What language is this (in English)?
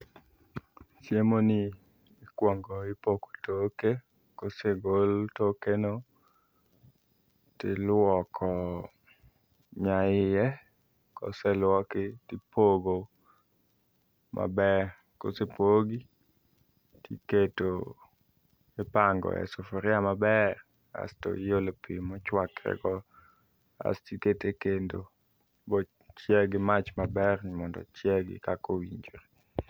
Luo (Kenya and Tanzania)